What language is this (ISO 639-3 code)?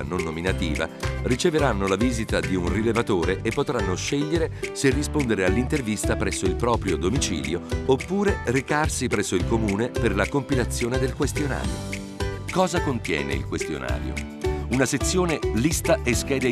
ita